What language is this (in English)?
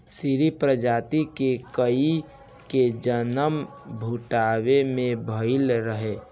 Bhojpuri